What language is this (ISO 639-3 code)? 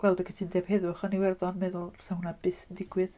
cym